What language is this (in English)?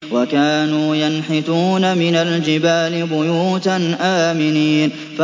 Arabic